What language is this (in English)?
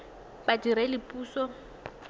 Tswana